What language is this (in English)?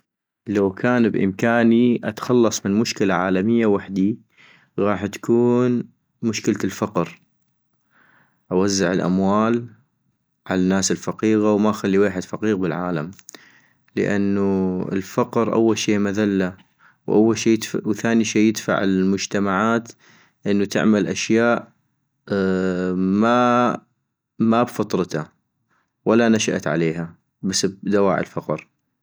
North Mesopotamian Arabic